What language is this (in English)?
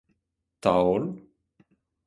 Breton